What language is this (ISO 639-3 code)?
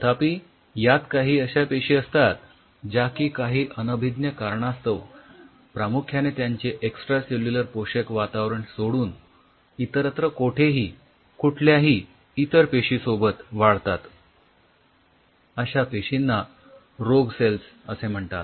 mar